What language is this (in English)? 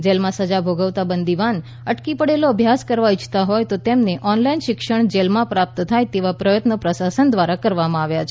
Gujarati